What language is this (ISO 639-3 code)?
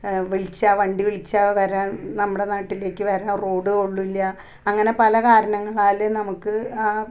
mal